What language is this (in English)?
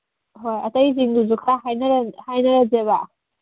Manipuri